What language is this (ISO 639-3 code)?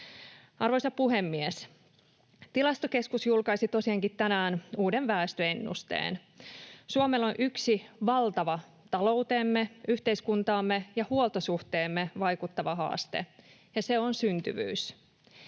fin